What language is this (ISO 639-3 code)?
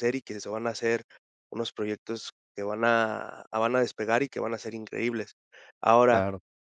spa